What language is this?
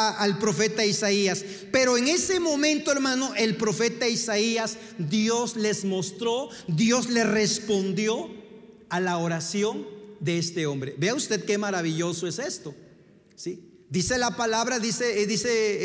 Spanish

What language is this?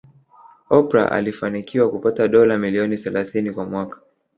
Swahili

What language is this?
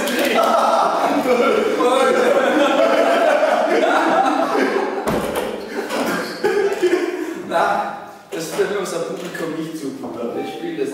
Greek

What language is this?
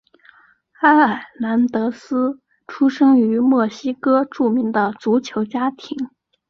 Chinese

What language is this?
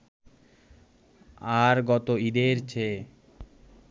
Bangla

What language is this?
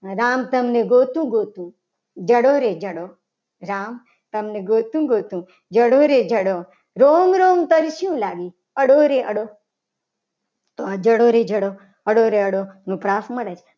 Gujarati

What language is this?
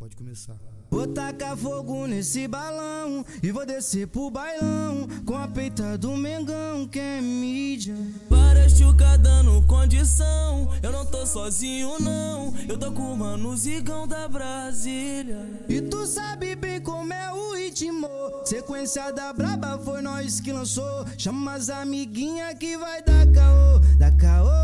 Romanian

